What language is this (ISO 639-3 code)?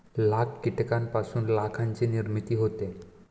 mar